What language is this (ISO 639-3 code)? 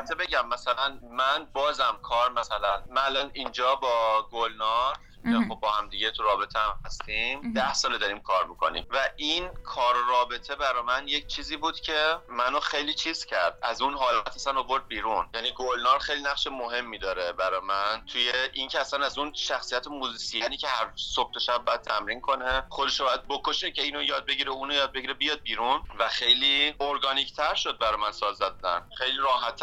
fas